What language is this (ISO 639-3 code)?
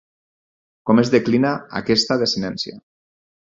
cat